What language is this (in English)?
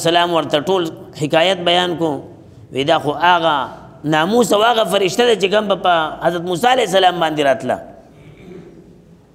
Arabic